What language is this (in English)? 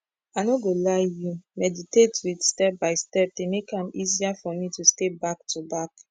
Nigerian Pidgin